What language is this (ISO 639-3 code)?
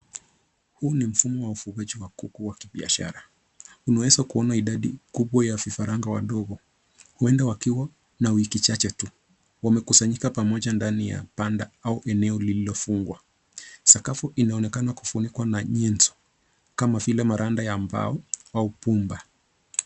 swa